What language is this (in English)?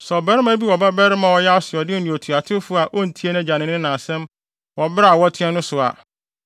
Akan